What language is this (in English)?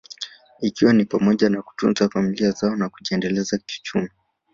Swahili